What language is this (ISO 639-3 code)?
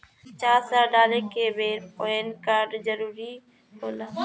bho